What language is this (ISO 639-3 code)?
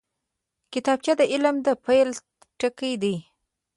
pus